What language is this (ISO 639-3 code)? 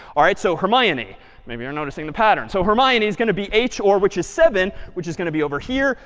eng